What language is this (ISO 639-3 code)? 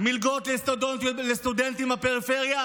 heb